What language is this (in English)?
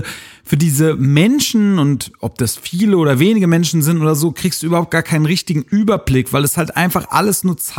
German